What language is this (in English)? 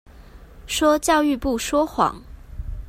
Chinese